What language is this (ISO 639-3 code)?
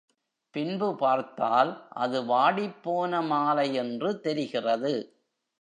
tam